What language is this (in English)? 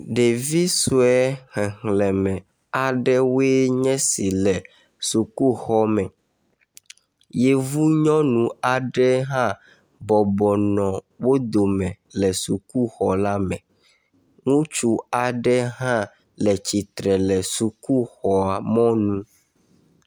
Ewe